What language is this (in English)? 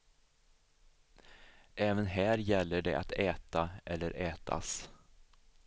Swedish